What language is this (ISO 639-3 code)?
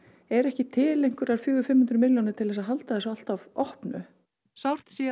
isl